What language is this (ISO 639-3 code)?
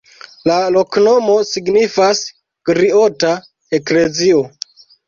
epo